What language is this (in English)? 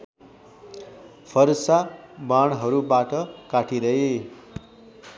Nepali